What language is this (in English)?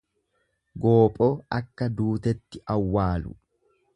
Oromo